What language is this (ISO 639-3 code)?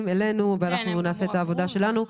heb